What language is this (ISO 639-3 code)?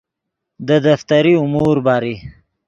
ydg